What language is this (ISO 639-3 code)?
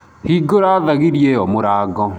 kik